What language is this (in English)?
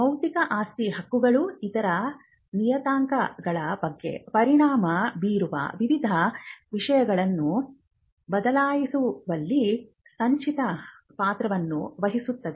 Kannada